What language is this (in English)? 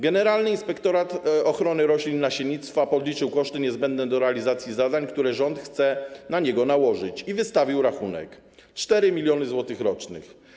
Polish